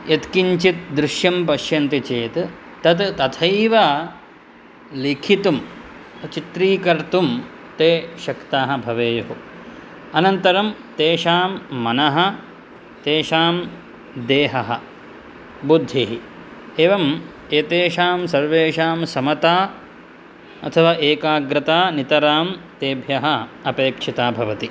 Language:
Sanskrit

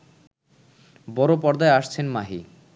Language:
Bangla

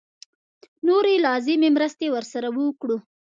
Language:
Pashto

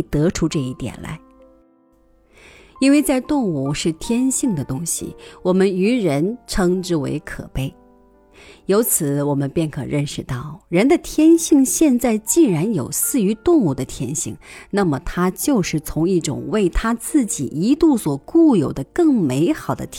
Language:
Chinese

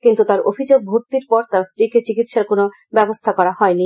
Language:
Bangla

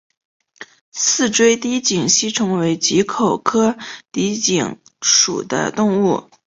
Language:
Chinese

